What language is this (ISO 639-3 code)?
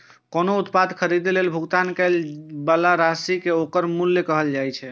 mai